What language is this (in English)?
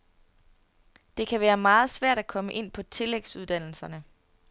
Danish